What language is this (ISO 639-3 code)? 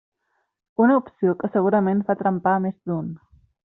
cat